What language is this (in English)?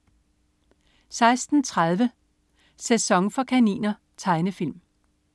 Danish